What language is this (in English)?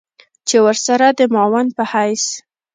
Pashto